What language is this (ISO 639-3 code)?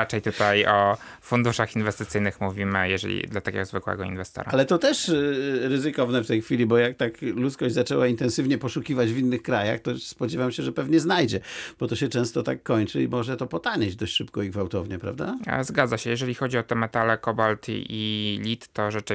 pol